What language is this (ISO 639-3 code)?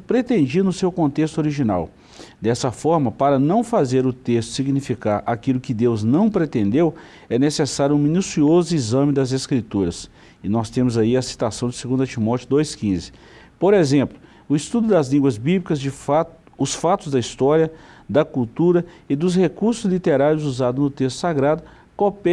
por